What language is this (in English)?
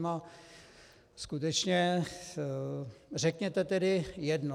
Czech